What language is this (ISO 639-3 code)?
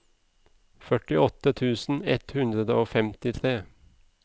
nor